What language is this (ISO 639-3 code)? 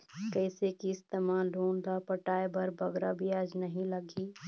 hne